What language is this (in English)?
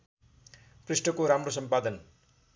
Nepali